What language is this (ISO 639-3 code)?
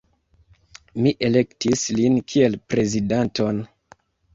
epo